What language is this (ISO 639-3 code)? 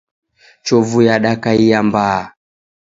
dav